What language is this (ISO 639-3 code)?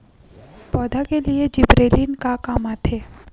hne